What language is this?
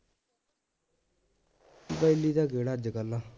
Punjabi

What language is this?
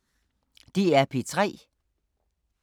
Danish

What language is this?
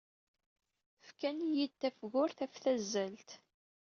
Kabyle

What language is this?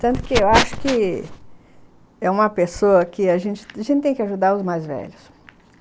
Portuguese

